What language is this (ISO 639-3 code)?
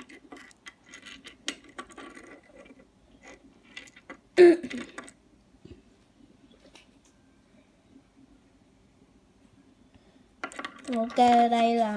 vie